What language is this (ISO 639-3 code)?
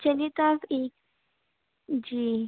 urd